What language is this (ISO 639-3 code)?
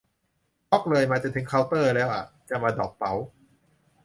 tha